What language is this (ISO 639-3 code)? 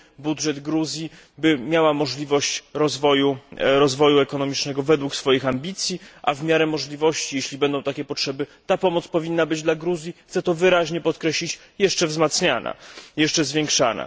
pol